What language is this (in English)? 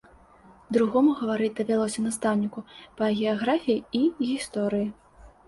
Belarusian